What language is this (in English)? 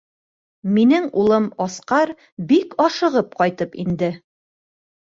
Bashkir